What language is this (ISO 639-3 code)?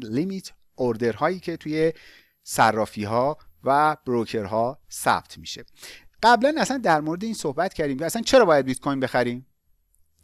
fas